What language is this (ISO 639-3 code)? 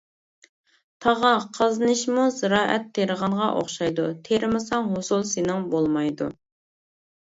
uig